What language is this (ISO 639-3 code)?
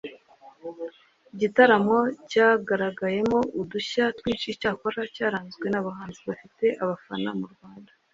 kin